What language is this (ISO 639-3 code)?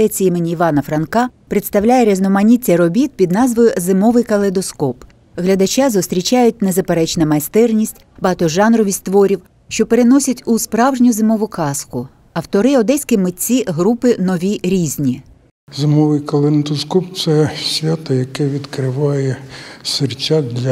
ukr